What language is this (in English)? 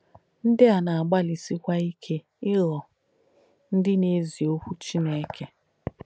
Igbo